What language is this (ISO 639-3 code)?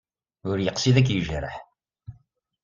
kab